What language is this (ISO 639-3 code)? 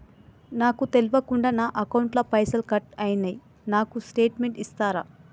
tel